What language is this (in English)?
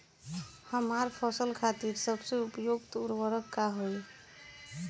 Bhojpuri